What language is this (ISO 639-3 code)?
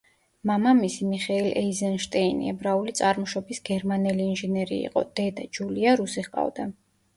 kat